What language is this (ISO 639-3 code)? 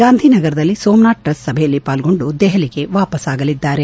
kan